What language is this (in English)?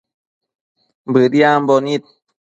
Matsés